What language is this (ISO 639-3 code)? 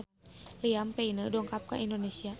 sun